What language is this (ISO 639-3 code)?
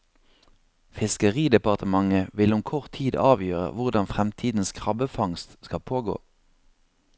nor